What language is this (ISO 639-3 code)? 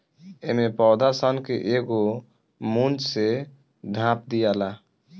bho